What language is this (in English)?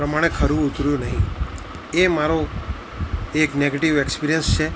Gujarati